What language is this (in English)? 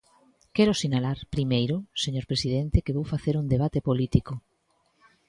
Galician